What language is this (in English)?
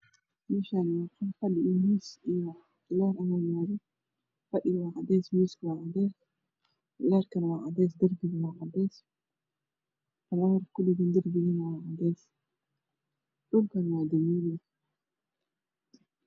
Somali